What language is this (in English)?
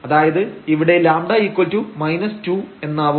Malayalam